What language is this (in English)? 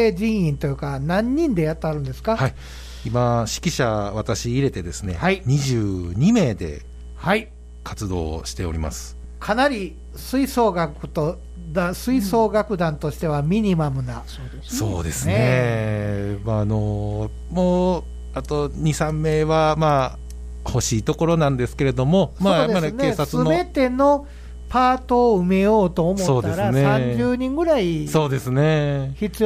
Japanese